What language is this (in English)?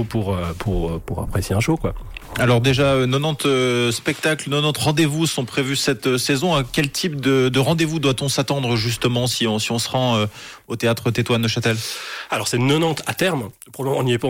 French